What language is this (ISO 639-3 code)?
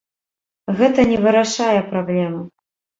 bel